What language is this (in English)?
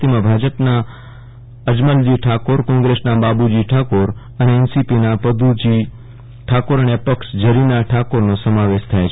Gujarati